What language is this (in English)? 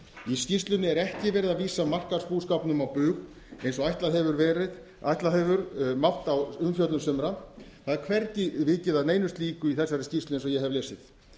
Icelandic